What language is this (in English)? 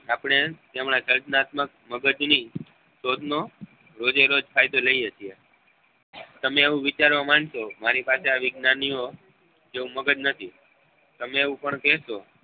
Gujarati